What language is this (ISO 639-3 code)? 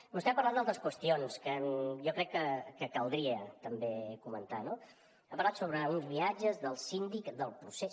cat